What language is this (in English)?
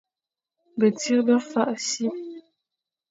Fang